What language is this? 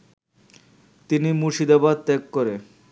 Bangla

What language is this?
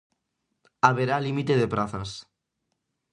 Galician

